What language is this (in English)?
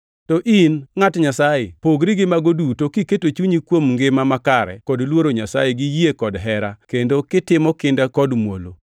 Luo (Kenya and Tanzania)